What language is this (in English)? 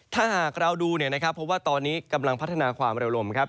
Thai